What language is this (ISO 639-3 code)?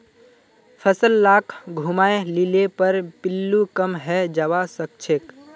mag